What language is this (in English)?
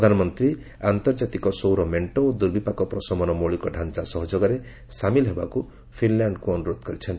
Odia